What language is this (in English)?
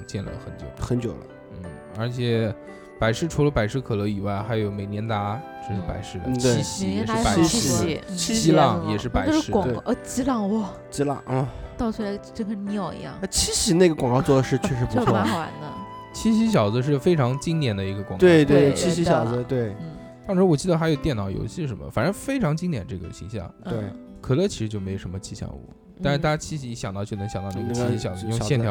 Chinese